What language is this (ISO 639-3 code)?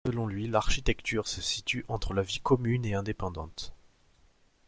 fra